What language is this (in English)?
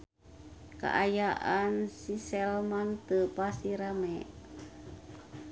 Sundanese